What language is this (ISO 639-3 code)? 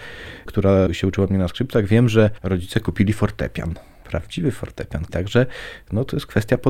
pol